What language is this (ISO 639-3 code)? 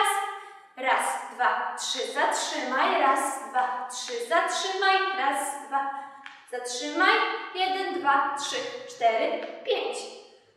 pol